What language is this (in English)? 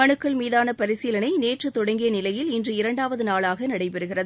Tamil